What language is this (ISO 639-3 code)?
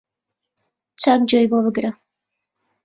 ckb